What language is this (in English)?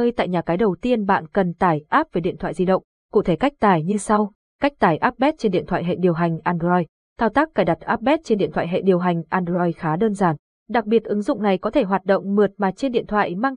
Vietnamese